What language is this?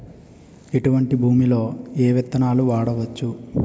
Telugu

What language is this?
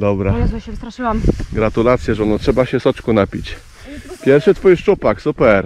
Polish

